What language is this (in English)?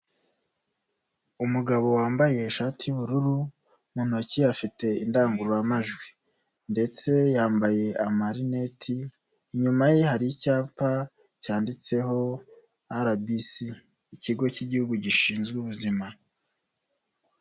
Kinyarwanda